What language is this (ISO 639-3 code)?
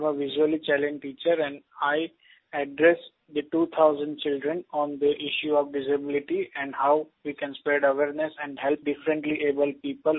hin